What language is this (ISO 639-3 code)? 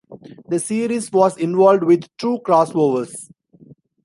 eng